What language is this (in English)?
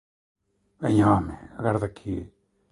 Galician